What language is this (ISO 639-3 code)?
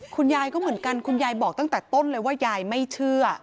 tha